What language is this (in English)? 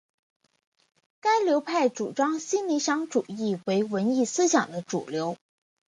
Chinese